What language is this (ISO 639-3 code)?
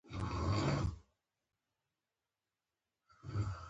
pus